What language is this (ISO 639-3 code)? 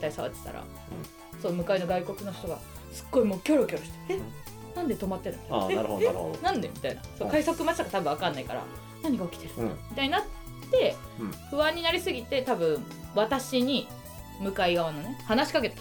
jpn